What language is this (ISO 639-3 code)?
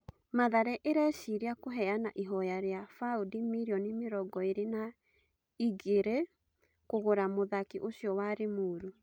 kik